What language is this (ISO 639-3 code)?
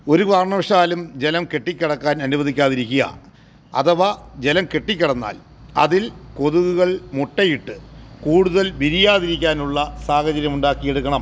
mal